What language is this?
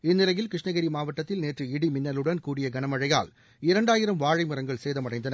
Tamil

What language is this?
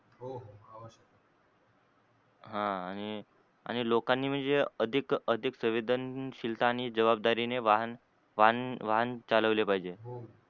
Marathi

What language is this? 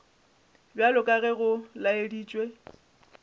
Northern Sotho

